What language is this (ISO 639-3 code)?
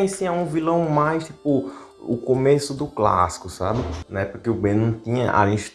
por